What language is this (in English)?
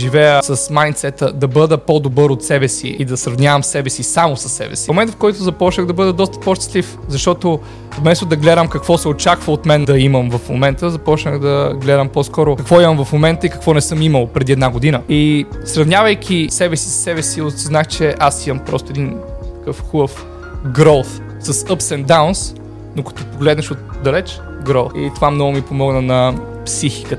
Bulgarian